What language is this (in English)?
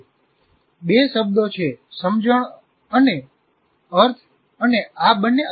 Gujarati